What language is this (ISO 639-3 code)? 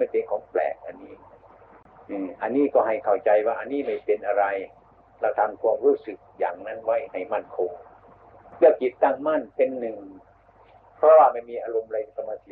tha